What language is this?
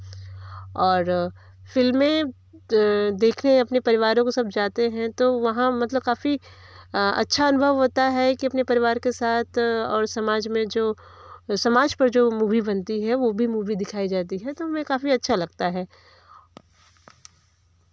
Hindi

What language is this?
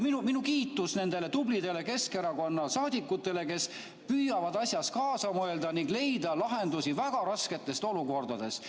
Estonian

